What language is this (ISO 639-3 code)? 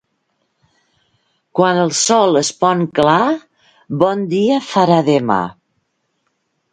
cat